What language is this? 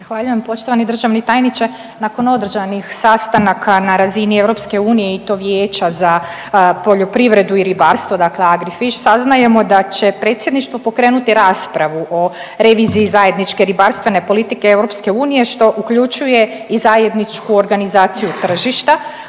Croatian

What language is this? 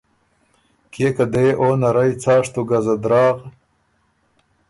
Ormuri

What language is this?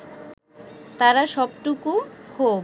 Bangla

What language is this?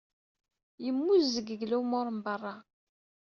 Kabyle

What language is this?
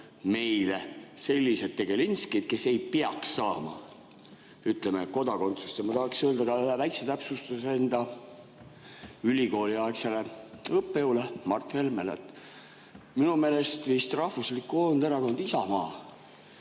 Estonian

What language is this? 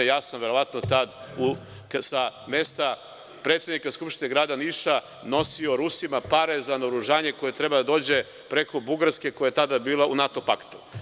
Serbian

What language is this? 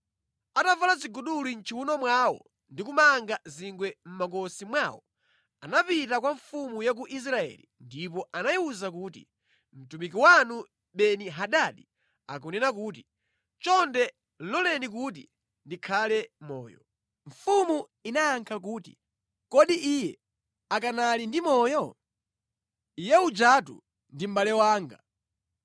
Nyanja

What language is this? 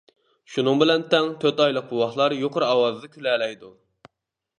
Uyghur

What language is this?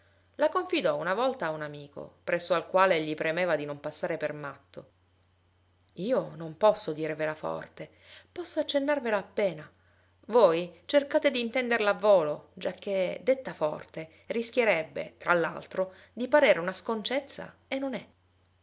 Italian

